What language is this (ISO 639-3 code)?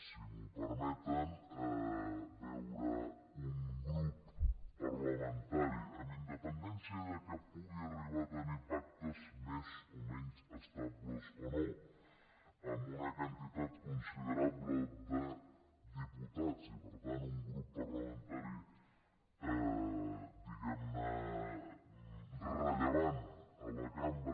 cat